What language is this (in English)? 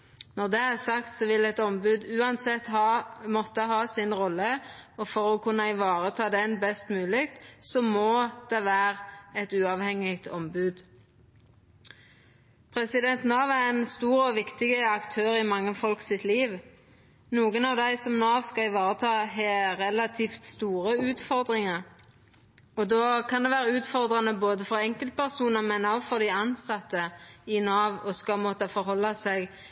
Norwegian Nynorsk